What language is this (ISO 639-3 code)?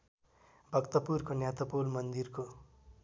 nep